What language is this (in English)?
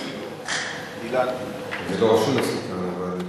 Hebrew